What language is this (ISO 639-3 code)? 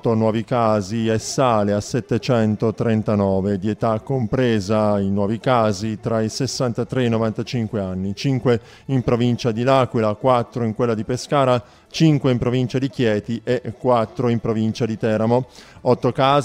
ita